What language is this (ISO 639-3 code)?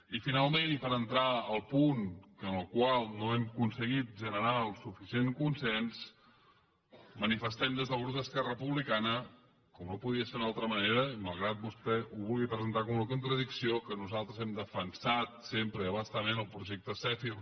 cat